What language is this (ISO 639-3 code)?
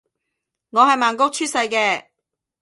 yue